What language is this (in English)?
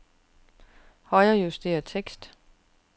Danish